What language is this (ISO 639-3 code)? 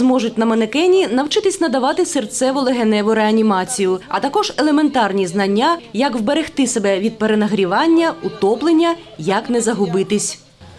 ukr